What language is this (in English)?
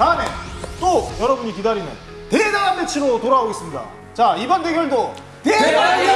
Korean